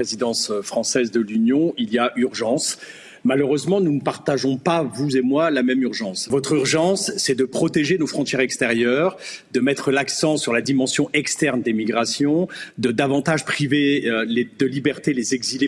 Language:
French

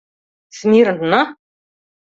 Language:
Mari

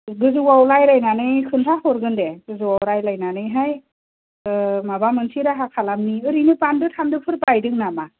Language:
Bodo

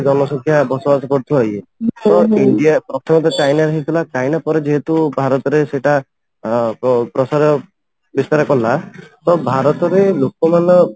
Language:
Odia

